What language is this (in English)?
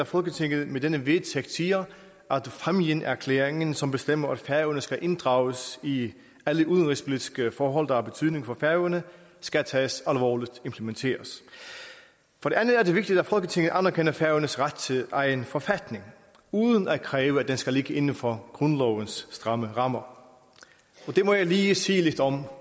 Danish